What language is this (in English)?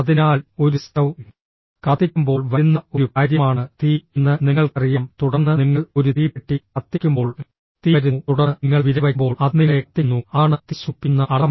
Malayalam